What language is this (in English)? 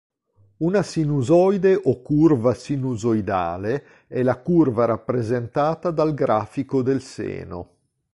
Italian